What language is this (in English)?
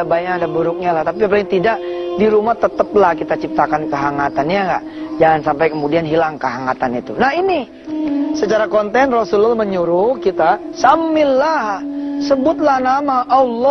Indonesian